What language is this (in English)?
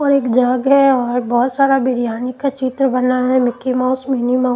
Hindi